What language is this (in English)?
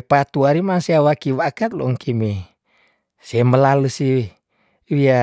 Tondano